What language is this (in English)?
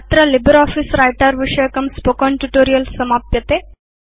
Sanskrit